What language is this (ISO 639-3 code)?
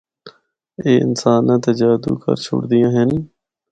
hno